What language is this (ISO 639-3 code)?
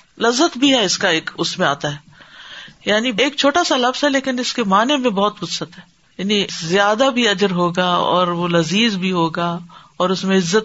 urd